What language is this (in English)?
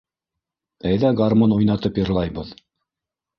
Bashkir